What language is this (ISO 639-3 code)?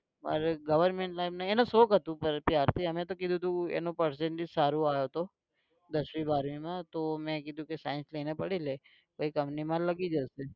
guj